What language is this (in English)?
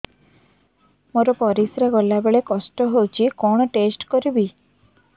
Odia